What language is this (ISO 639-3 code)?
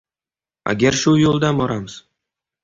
uzb